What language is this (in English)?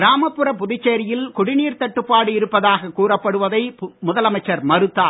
Tamil